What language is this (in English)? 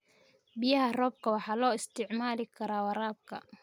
Somali